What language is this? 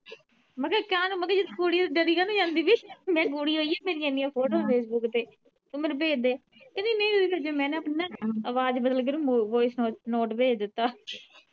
Punjabi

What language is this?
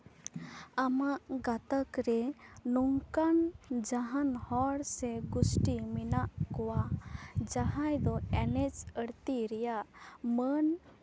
Santali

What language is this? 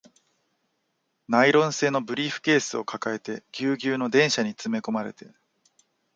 Japanese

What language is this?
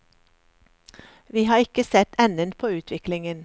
Norwegian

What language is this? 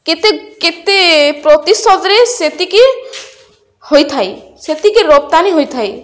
Odia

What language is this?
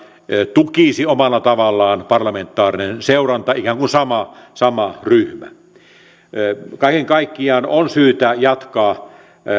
Finnish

